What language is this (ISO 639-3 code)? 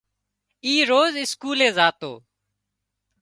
kxp